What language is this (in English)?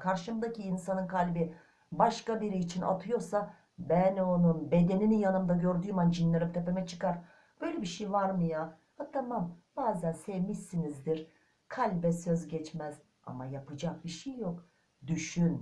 Turkish